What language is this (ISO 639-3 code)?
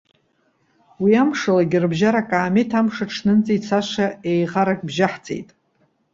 abk